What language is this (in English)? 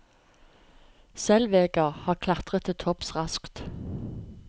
Norwegian